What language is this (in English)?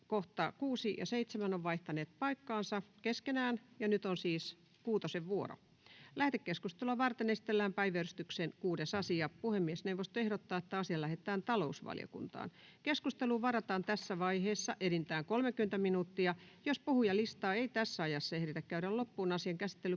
Finnish